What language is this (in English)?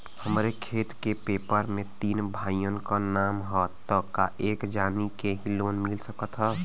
Bhojpuri